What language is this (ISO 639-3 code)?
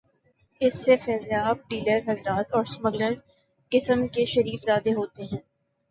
urd